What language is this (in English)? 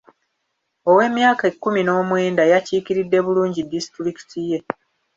Ganda